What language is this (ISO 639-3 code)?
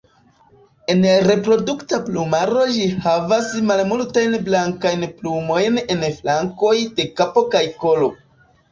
epo